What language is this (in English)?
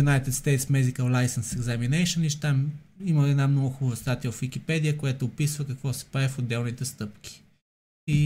Bulgarian